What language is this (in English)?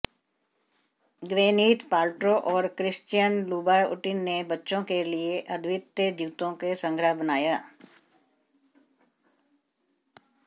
Hindi